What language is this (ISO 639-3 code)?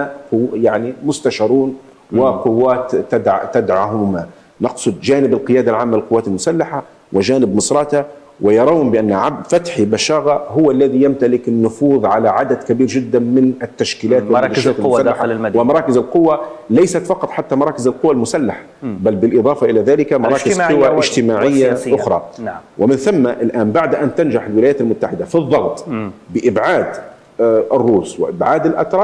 ara